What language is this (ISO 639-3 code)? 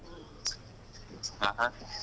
kan